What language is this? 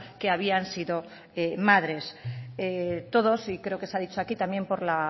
Spanish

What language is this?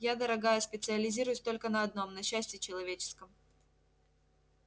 Russian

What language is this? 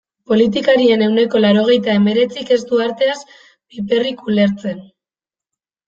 Basque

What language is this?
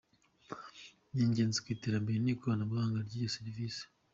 Kinyarwanda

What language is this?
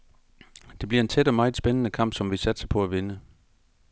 Danish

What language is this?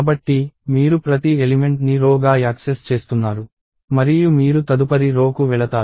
Telugu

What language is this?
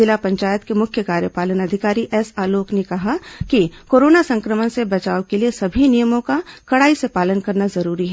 Hindi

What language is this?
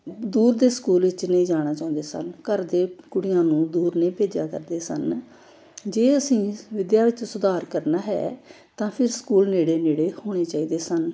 Punjabi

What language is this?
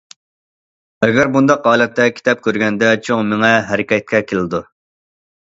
Uyghur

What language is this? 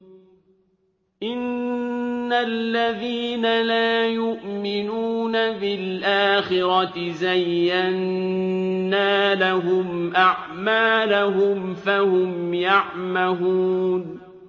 Arabic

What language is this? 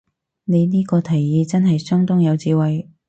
Cantonese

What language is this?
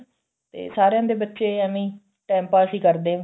Punjabi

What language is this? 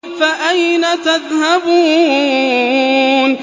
Arabic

